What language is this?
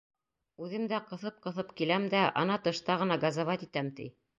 Bashkir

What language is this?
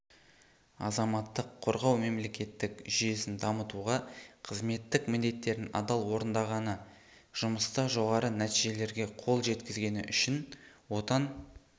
Kazakh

